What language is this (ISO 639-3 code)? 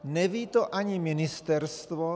ces